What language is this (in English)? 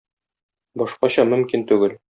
Tatar